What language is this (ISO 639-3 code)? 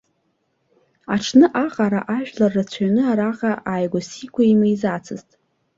abk